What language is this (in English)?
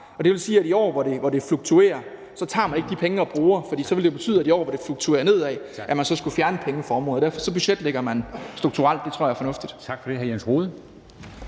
Danish